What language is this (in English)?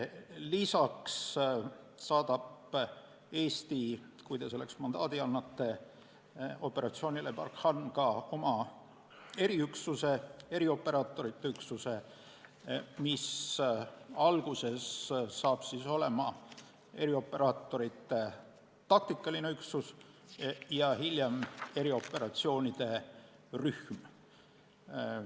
Estonian